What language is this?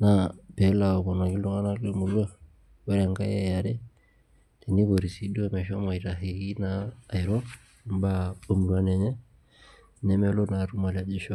Masai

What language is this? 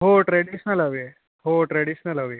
Marathi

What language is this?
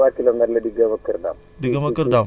Wolof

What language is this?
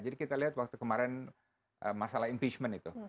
Indonesian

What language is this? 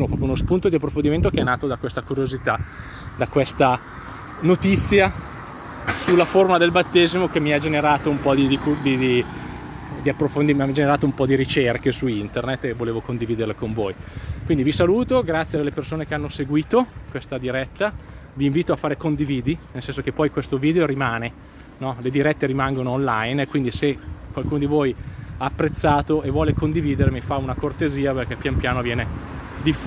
Italian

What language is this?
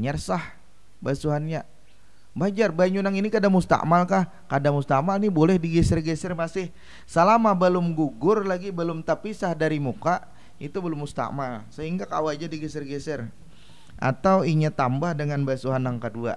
Indonesian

